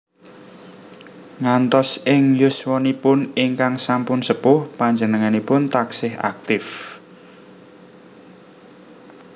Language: Javanese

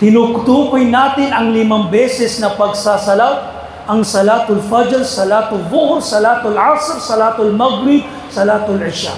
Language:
Filipino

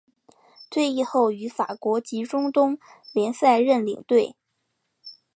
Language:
Chinese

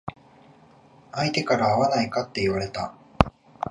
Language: Japanese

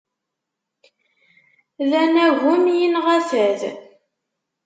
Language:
Kabyle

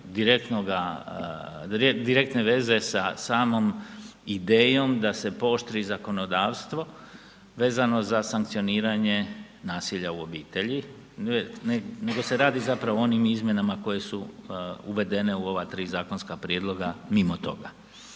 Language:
Croatian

